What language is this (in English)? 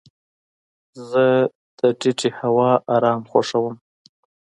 Pashto